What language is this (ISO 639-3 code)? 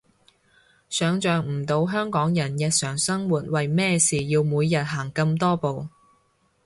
yue